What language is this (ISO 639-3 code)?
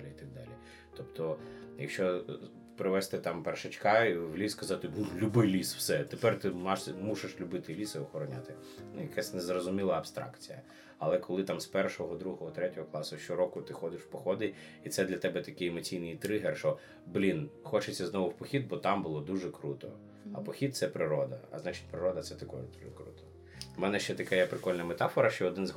ukr